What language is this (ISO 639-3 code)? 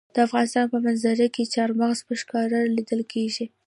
pus